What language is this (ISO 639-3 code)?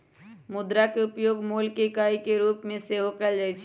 mag